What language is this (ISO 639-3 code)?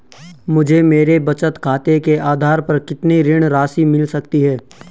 hin